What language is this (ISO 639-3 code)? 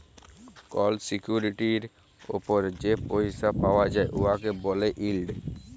ben